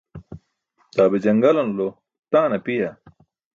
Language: Burushaski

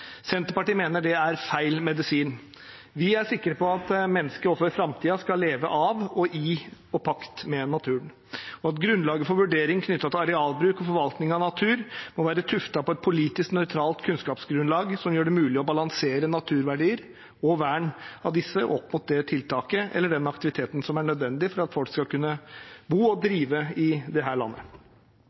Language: Norwegian Bokmål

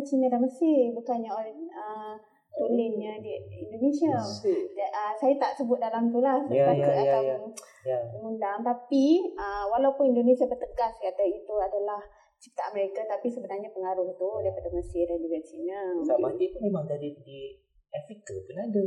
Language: Malay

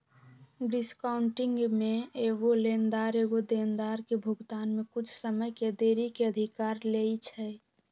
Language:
Magahi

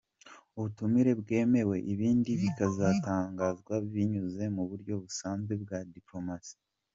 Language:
Kinyarwanda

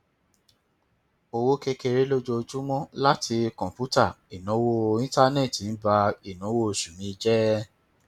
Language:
Yoruba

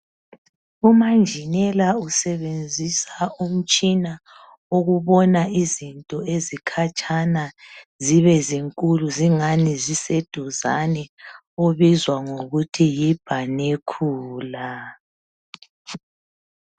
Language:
North Ndebele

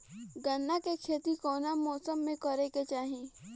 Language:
Bhojpuri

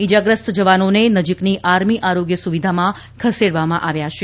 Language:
Gujarati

